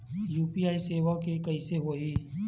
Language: Chhattisgarhi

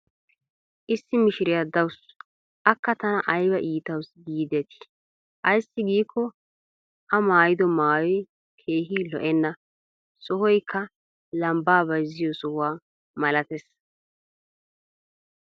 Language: Wolaytta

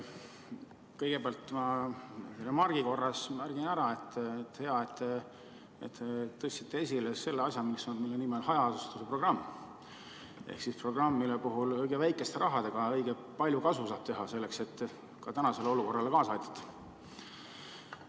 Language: Estonian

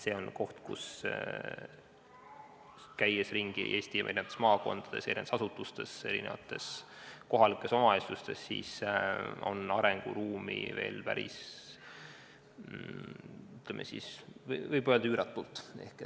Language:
Estonian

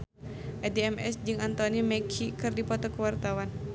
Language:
Sundanese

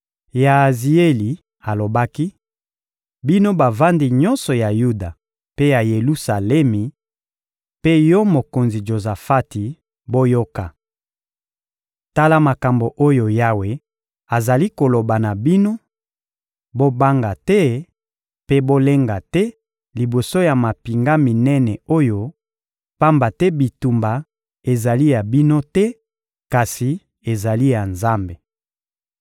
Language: Lingala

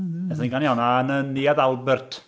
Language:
Welsh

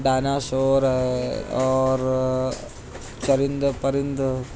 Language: Urdu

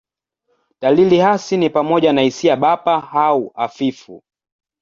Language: Swahili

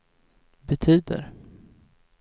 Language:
Swedish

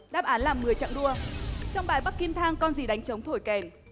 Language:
Vietnamese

